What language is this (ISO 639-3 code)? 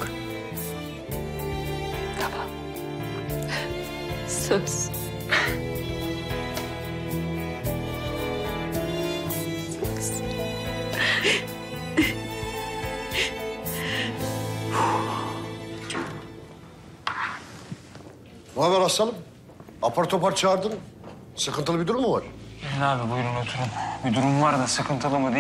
tur